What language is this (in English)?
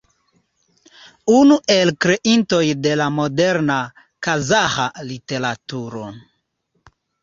Esperanto